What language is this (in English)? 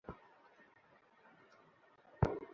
Bangla